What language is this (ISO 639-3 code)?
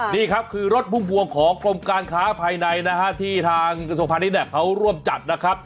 tha